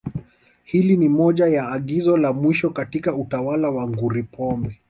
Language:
Swahili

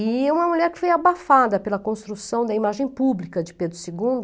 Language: Portuguese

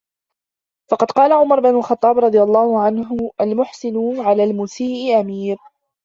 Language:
Arabic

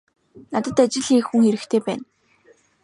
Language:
Mongolian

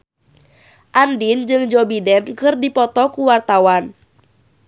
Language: Sundanese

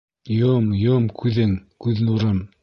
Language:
Bashkir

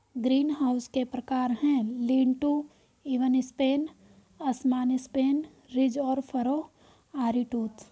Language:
Hindi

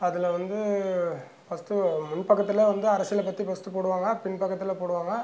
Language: Tamil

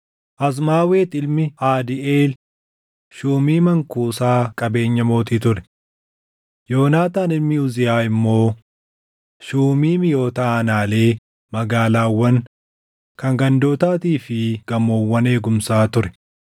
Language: Oromo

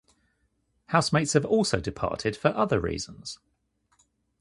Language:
English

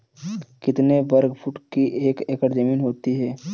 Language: Hindi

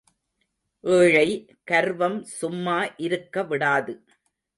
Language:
Tamil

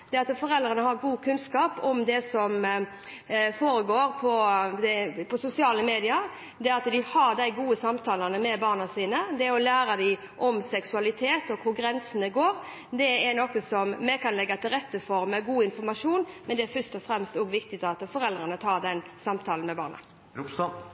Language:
Norwegian Bokmål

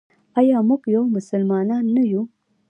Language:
Pashto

